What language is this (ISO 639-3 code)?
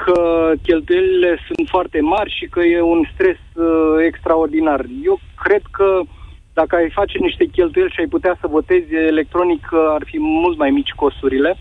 ron